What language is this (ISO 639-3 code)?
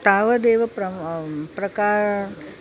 san